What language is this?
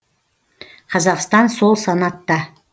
Kazakh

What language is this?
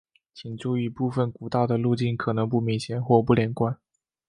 Chinese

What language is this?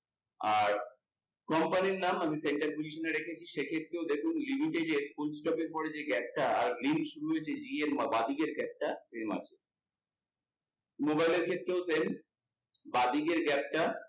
Bangla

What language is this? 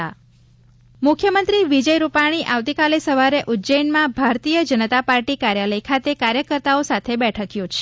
Gujarati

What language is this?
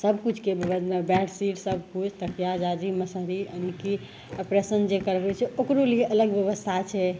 Maithili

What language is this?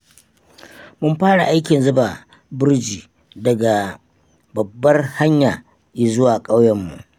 Hausa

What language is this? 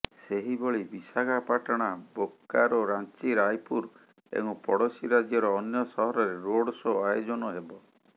Odia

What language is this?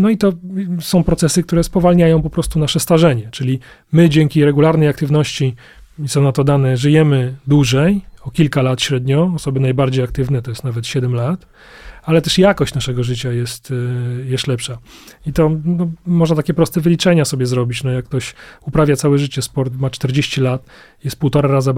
Polish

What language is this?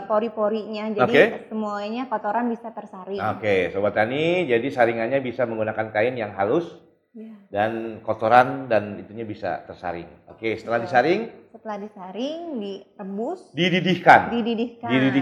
Indonesian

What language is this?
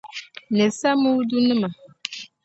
Dagbani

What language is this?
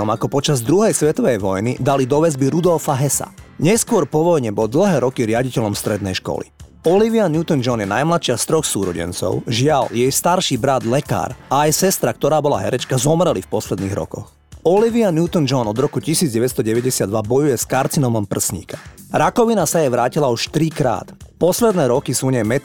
Slovak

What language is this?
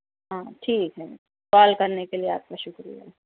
Urdu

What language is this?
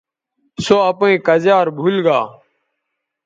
Bateri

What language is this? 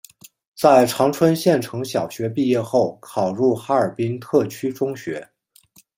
Chinese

